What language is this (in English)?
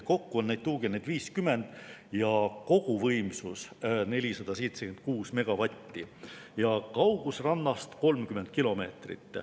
Estonian